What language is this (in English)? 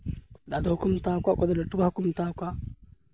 Santali